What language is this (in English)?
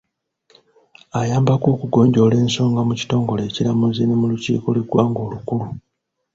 Ganda